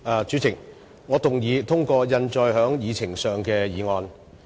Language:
Cantonese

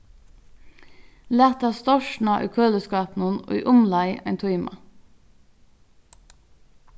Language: Faroese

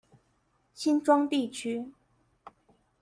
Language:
Chinese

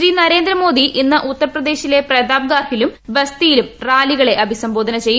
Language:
Malayalam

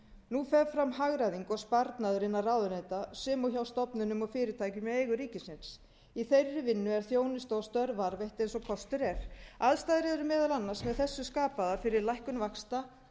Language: Icelandic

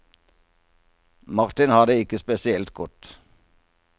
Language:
Norwegian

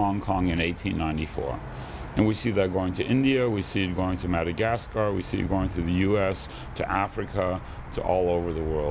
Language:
English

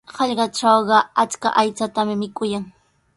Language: Sihuas Ancash Quechua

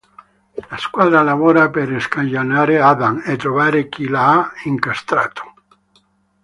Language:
Italian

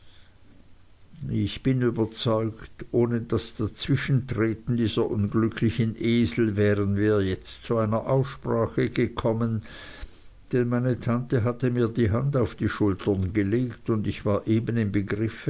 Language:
German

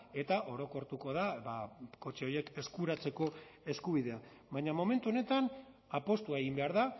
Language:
Basque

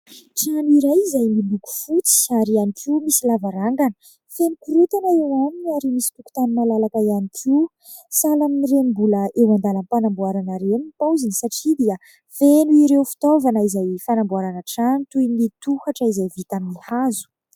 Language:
Malagasy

